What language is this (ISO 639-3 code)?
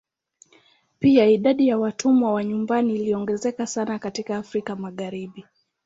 swa